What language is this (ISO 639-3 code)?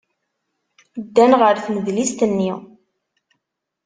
kab